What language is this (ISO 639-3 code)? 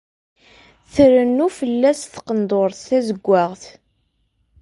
kab